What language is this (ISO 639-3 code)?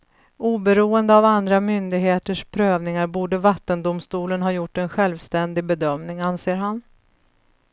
swe